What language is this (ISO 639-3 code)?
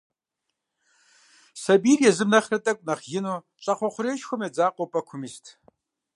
kbd